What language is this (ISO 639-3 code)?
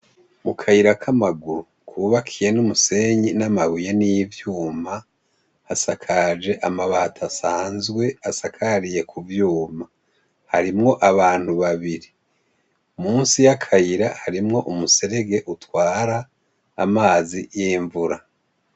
run